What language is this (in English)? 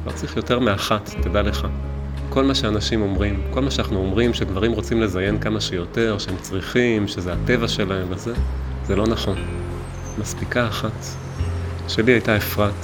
Hebrew